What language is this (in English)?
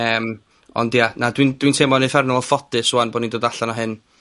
Welsh